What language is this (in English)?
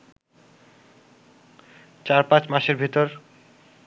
Bangla